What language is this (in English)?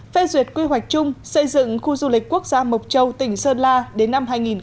Vietnamese